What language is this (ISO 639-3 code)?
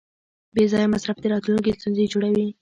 pus